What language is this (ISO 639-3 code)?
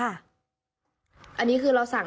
tha